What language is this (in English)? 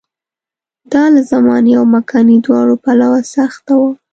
Pashto